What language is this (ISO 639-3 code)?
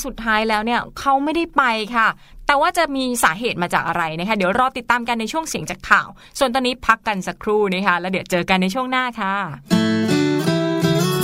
tha